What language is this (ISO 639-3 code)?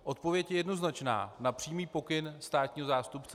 ces